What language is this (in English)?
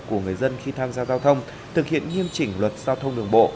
Vietnamese